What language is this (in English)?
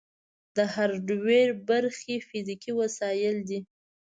Pashto